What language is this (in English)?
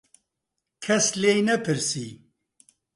Central Kurdish